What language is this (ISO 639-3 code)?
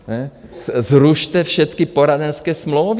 ces